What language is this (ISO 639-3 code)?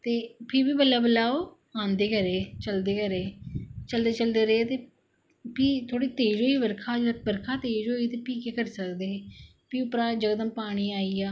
doi